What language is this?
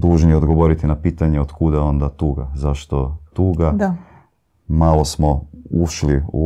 Croatian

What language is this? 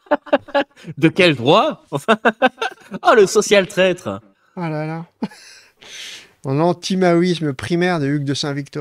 French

